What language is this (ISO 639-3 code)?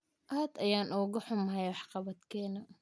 som